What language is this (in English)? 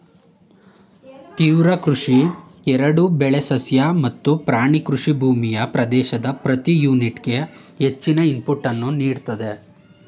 Kannada